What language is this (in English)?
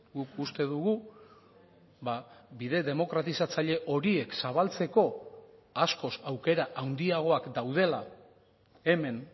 Basque